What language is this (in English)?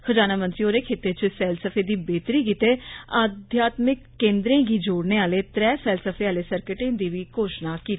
Dogri